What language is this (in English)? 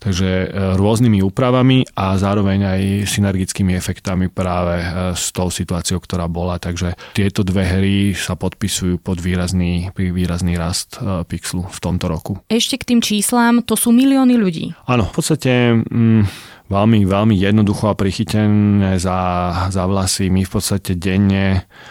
Slovak